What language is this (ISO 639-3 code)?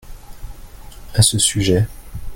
fra